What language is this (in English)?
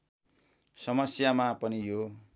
Nepali